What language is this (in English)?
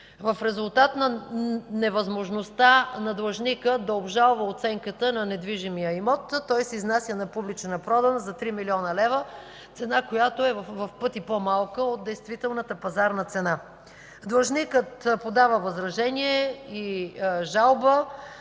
Bulgarian